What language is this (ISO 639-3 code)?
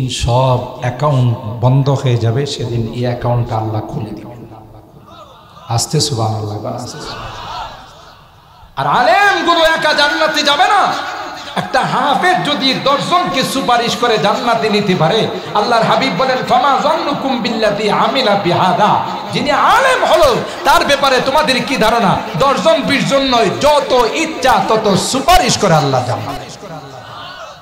ara